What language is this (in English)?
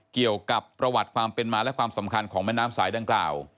Thai